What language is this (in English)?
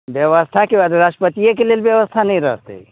Maithili